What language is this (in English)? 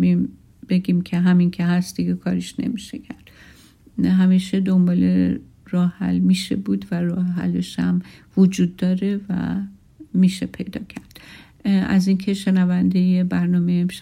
Persian